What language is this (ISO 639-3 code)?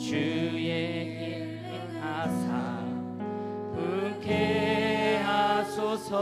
kor